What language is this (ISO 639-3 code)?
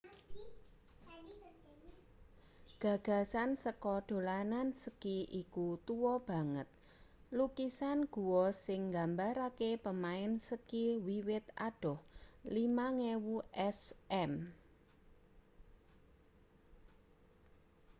jav